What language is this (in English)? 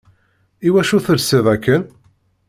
Kabyle